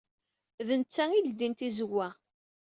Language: Kabyle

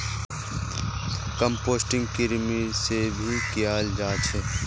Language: Magahi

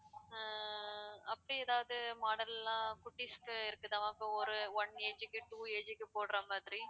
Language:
Tamil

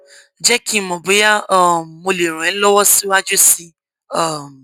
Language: Yoruba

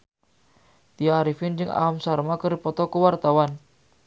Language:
Sundanese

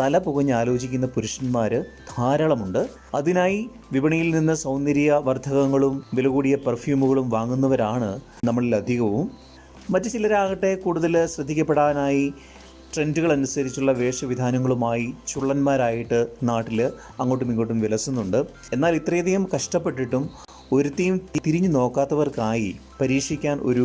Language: Malayalam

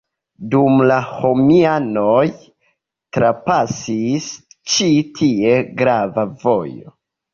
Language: Esperanto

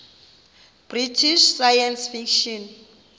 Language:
Xhosa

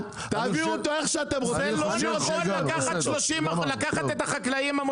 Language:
Hebrew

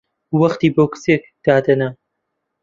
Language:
Central Kurdish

